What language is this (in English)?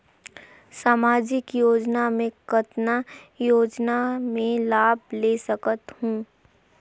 Chhattisgarhi